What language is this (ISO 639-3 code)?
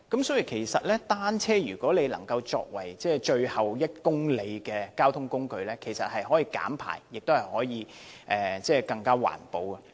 yue